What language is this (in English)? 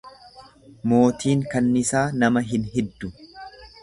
Oromo